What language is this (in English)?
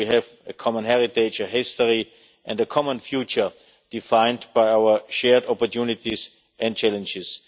English